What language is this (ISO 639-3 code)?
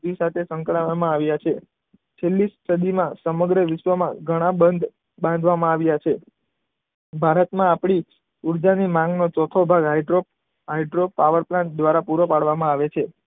guj